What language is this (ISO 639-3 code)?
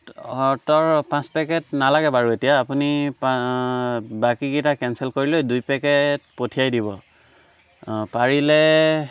asm